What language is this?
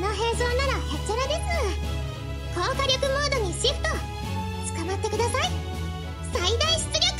Japanese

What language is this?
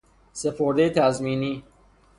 Persian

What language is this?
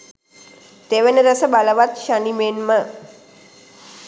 Sinhala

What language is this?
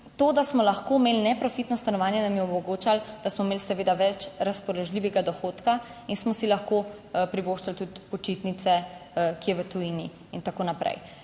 Slovenian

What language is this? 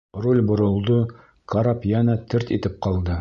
Bashkir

